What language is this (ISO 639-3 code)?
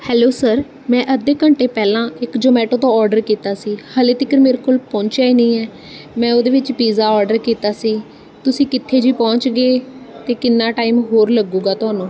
pan